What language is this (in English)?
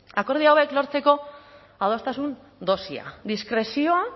Basque